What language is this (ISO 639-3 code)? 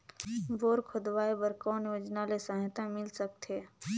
hne